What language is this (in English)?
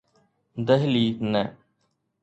Sindhi